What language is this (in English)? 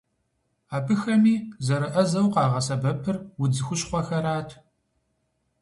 Kabardian